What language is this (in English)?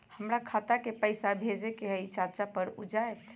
Magahi